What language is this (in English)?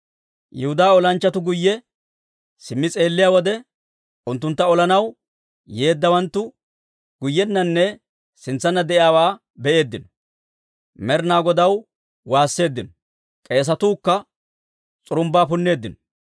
Dawro